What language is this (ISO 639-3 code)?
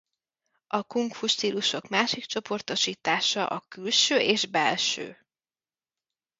hun